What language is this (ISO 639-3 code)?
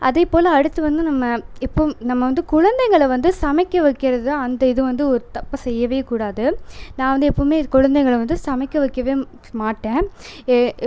tam